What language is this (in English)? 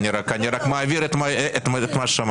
Hebrew